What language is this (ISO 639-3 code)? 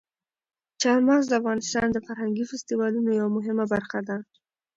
pus